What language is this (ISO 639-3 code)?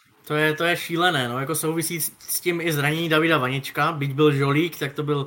ces